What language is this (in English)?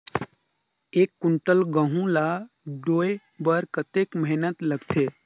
Chhattisgarhi